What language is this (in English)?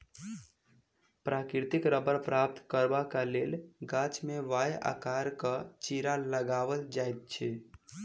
Maithili